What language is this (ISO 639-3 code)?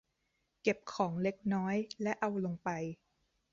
tha